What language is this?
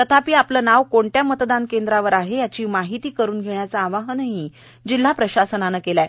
Marathi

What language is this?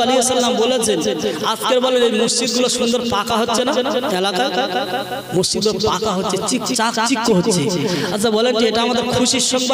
Indonesian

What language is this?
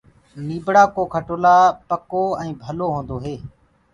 Gurgula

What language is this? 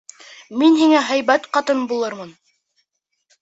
Bashkir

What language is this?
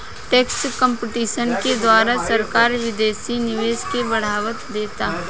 Bhojpuri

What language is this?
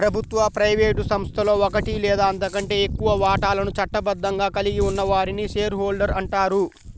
Telugu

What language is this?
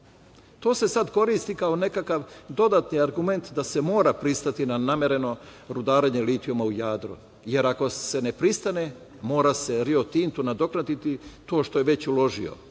Serbian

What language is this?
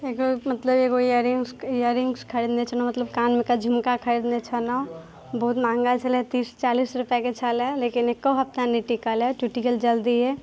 Maithili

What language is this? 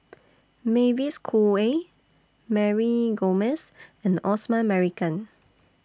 English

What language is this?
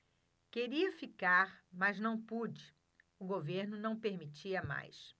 Portuguese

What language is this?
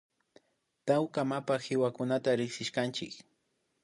Imbabura Highland Quichua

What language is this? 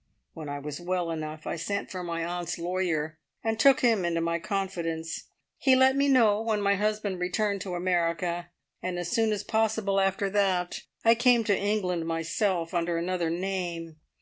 English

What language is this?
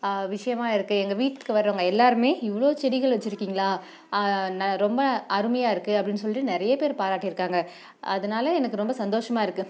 Tamil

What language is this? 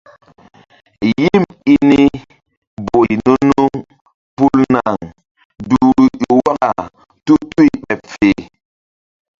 Mbum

